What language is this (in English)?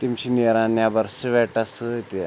Kashmiri